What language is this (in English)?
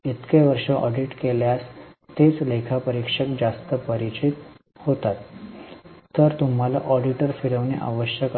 Marathi